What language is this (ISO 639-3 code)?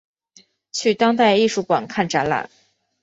zho